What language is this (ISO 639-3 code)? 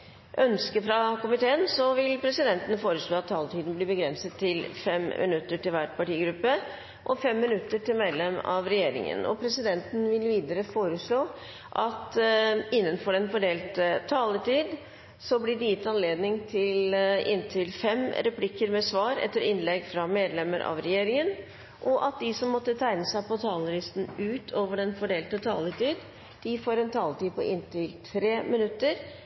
nob